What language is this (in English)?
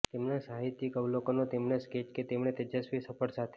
Gujarati